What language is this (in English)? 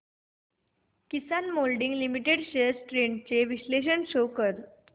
Marathi